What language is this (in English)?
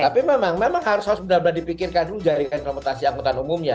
Indonesian